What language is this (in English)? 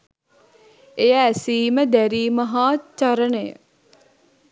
Sinhala